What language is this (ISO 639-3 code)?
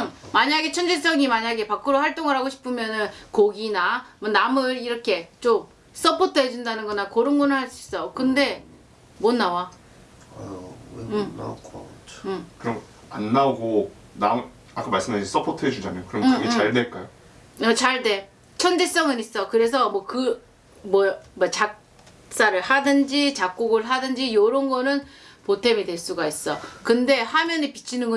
kor